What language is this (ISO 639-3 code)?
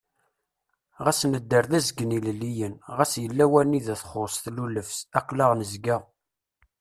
kab